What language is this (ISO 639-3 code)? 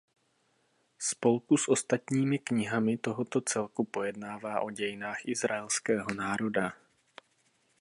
ces